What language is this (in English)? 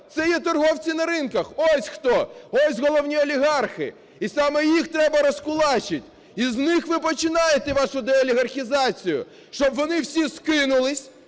Ukrainian